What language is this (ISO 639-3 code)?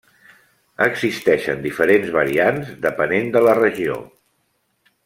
cat